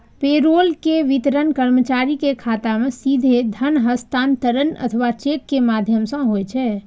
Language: Maithili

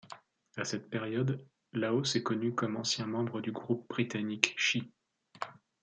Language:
French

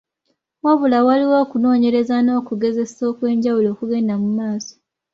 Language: Ganda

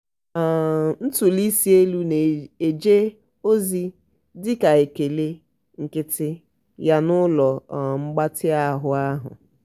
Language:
Igbo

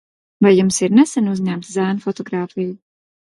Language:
Latvian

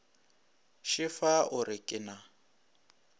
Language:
Northern Sotho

